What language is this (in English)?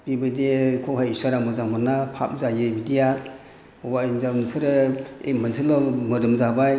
Bodo